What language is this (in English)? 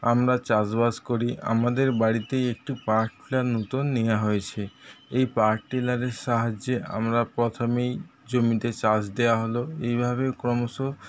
Bangla